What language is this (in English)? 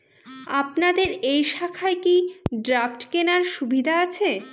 Bangla